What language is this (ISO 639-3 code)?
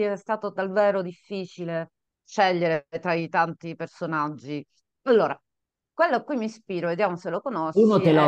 ita